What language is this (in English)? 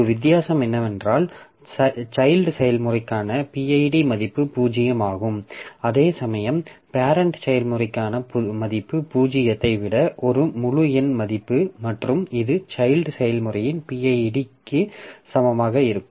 Tamil